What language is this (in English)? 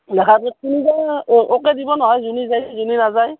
Assamese